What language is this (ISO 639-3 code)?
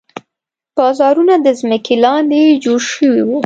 pus